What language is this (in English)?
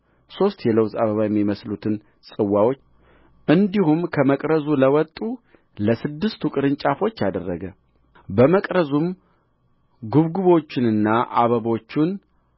Amharic